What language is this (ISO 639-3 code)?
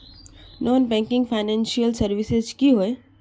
mag